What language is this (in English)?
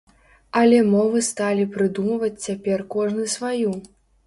Belarusian